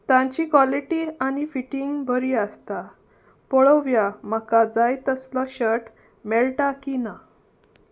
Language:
Konkani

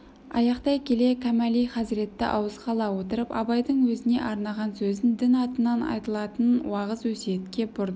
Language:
Kazakh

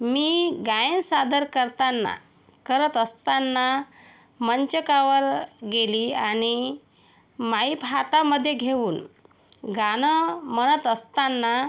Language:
Marathi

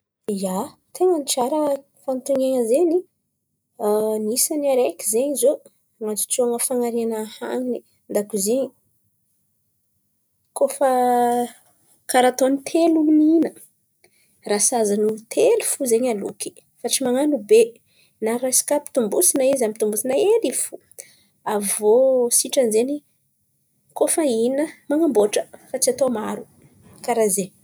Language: Antankarana Malagasy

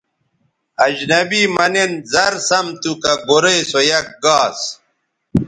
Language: Bateri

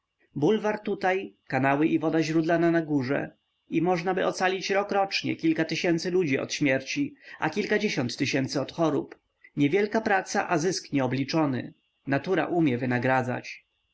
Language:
Polish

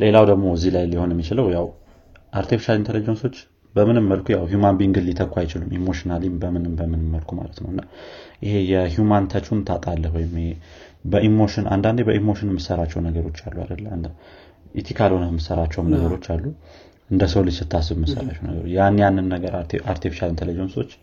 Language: Amharic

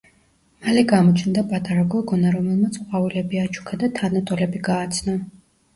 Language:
Georgian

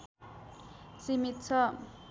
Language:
Nepali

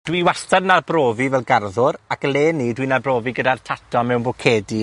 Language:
Welsh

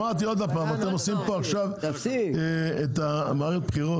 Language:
Hebrew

